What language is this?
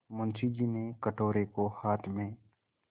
Hindi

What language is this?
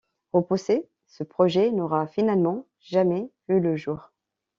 French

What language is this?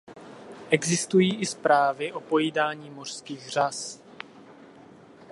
Czech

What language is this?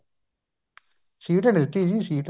Punjabi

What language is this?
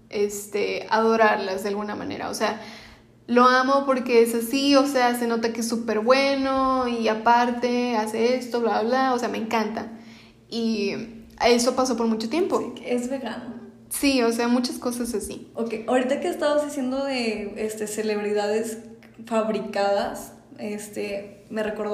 Spanish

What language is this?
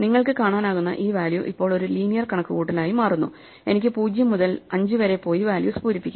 Malayalam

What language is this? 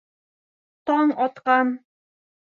Bashkir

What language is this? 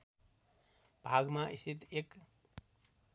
Nepali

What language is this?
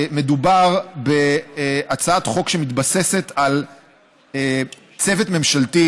Hebrew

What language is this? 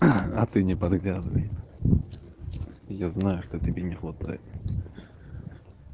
Russian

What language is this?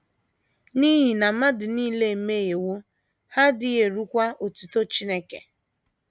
Igbo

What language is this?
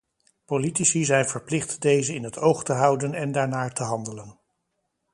Dutch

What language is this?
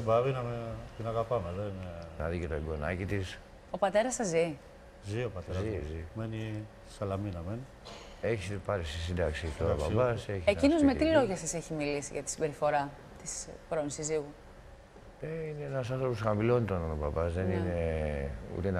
Greek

